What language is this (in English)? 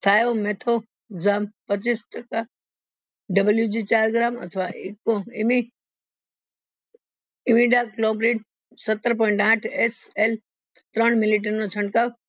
Gujarati